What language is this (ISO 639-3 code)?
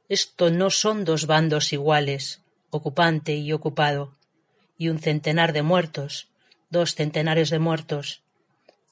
spa